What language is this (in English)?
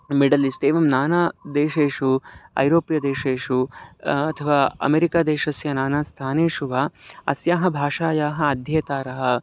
Sanskrit